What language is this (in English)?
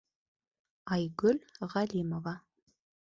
Bashkir